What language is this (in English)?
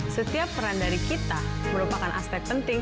Indonesian